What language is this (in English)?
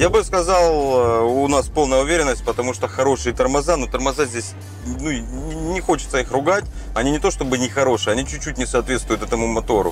Russian